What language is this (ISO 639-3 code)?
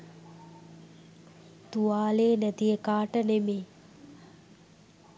sin